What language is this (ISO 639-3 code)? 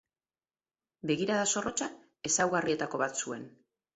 eus